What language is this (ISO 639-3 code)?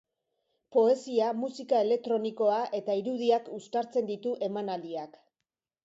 eus